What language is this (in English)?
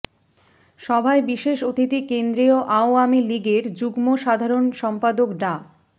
Bangla